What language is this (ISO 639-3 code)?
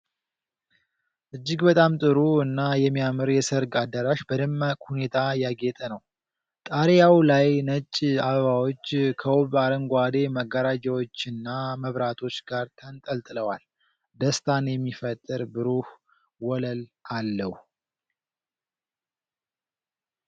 amh